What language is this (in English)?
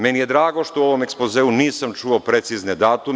Serbian